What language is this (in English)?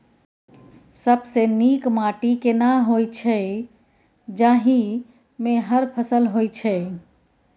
Maithili